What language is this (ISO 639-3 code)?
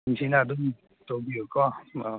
mni